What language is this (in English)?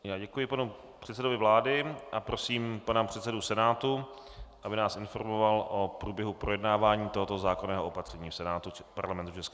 Czech